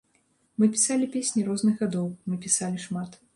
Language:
Belarusian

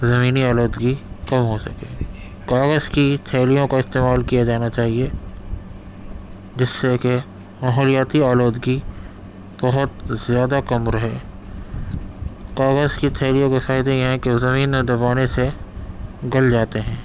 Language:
Urdu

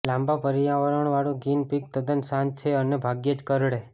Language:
Gujarati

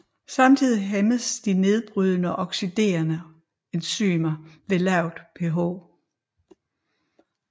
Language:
Danish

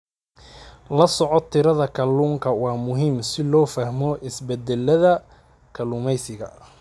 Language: Somali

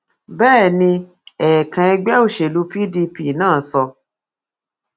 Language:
Yoruba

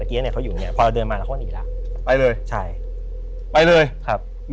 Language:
Thai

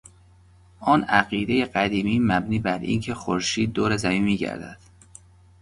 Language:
Persian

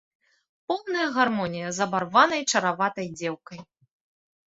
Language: Belarusian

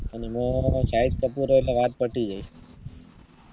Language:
Gujarati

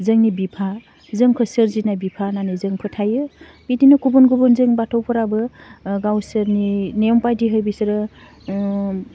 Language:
Bodo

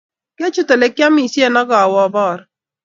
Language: Kalenjin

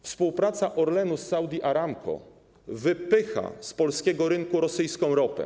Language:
Polish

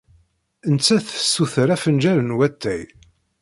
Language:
Kabyle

